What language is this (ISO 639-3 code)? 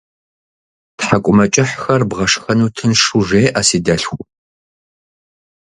kbd